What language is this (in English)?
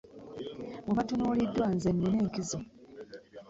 Ganda